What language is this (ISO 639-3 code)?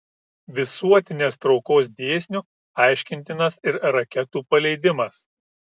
lit